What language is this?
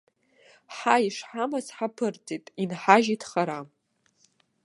Abkhazian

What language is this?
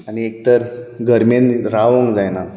Konkani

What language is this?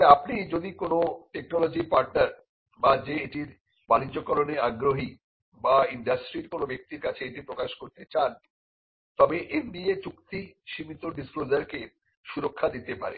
Bangla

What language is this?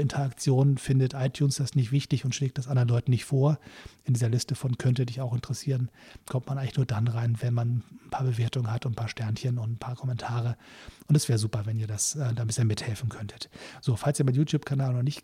German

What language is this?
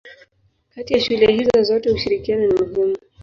Swahili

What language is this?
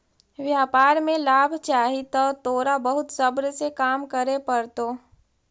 Magahi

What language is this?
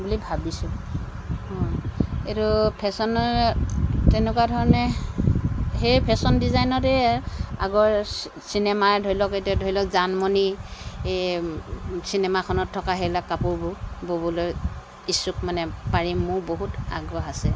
Assamese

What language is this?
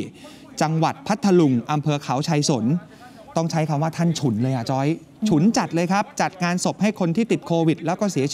Thai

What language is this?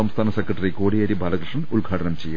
Malayalam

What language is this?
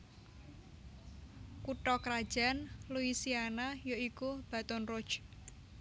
Javanese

